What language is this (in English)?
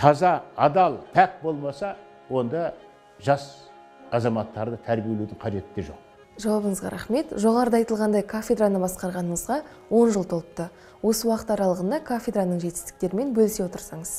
Turkish